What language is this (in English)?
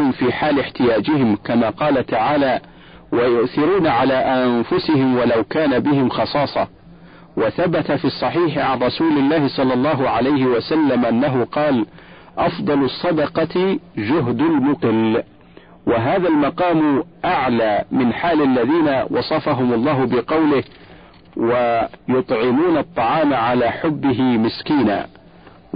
Arabic